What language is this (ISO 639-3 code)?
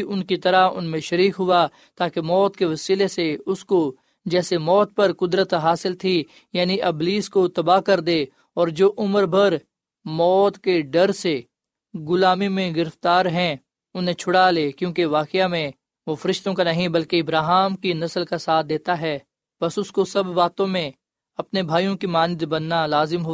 urd